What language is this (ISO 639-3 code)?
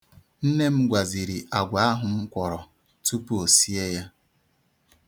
ibo